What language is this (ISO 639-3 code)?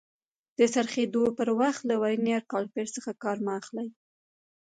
pus